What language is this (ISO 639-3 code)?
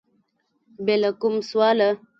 pus